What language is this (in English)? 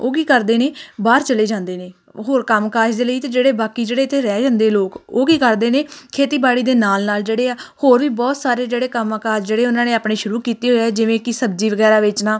Punjabi